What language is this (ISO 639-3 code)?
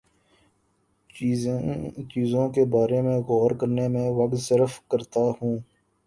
urd